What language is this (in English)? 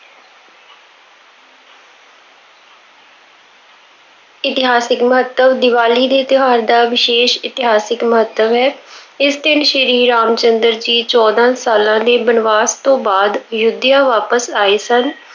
Punjabi